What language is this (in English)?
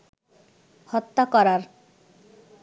Bangla